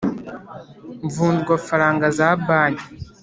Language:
Kinyarwanda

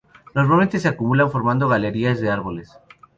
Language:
Spanish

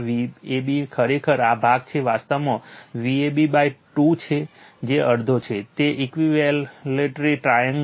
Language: Gujarati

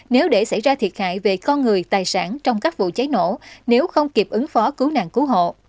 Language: Vietnamese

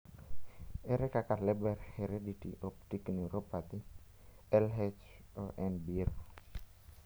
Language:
Luo (Kenya and Tanzania)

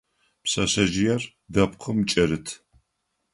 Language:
Adyghe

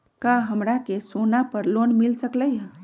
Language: Magahi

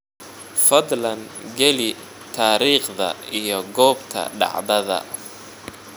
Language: Somali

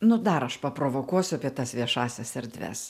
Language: Lithuanian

